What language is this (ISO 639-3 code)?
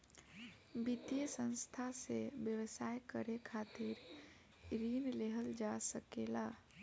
bho